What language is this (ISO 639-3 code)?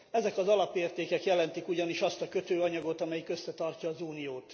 hun